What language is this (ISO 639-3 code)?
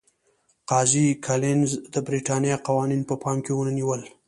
pus